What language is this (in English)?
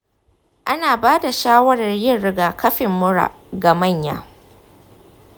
Hausa